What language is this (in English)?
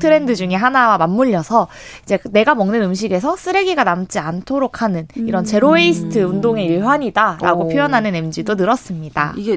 Korean